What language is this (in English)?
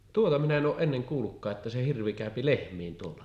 Finnish